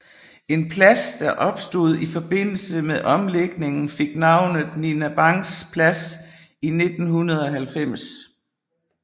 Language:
Danish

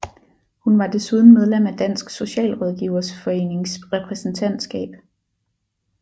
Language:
Danish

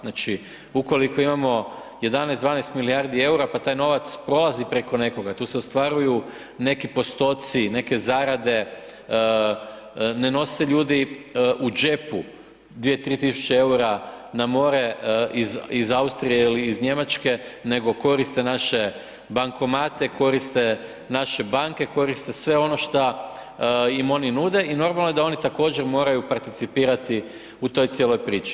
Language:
Croatian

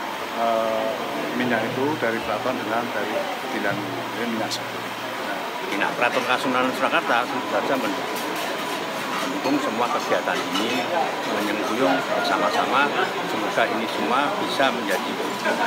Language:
Indonesian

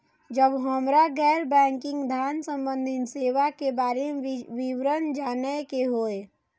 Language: Maithili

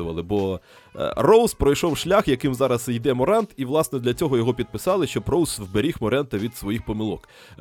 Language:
Ukrainian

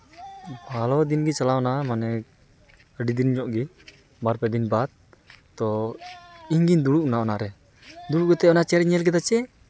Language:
Santali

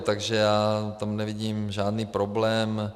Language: Czech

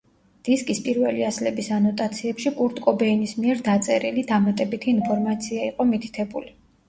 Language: Georgian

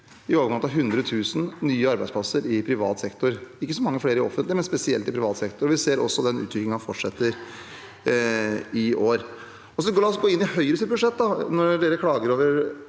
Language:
Norwegian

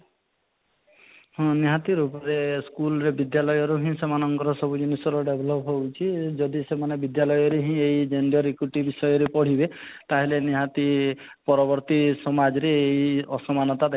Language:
Odia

